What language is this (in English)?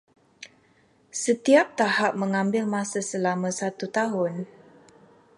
Malay